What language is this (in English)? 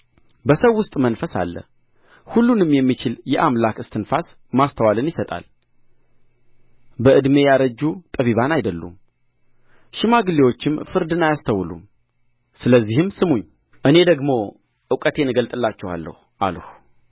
Amharic